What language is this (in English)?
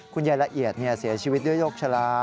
Thai